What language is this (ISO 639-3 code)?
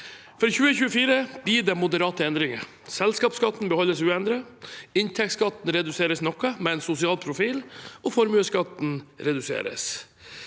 nor